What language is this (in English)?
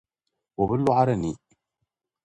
Dagbani